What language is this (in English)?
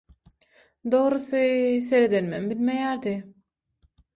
Turkmen